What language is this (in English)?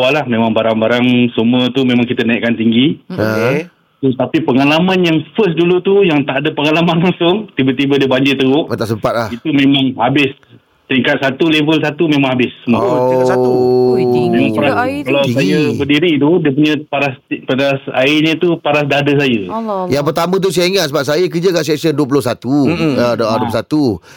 Malay